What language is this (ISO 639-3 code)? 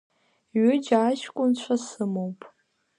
abk